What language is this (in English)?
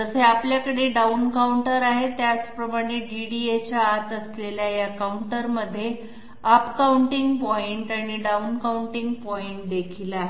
Marathi